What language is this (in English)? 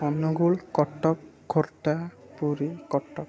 Odia